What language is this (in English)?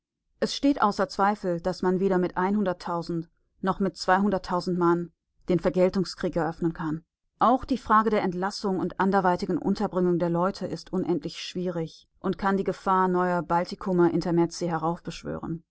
German